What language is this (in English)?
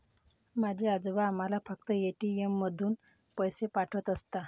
Marathi